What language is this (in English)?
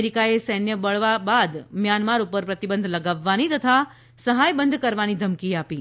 Gujarati